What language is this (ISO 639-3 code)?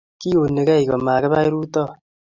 kln